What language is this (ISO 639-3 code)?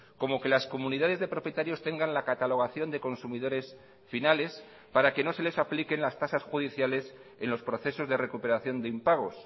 spa